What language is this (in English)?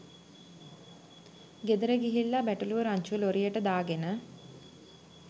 Sinhala